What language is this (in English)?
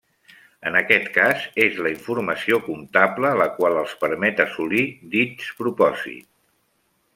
Catalan